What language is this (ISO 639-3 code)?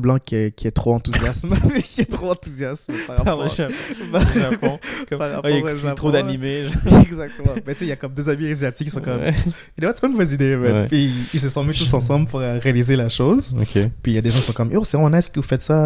fra